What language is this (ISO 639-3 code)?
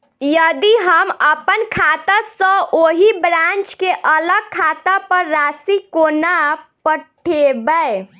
mai